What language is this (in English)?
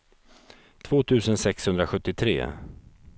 Swedish